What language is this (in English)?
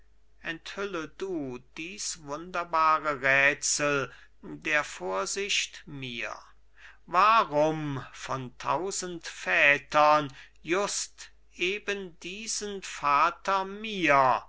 German